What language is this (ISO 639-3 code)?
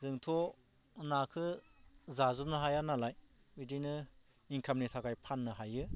brx